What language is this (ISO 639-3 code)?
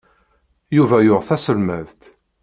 kab